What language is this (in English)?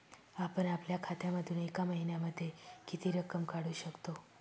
Marathi